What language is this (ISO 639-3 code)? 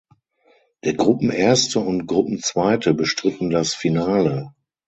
deu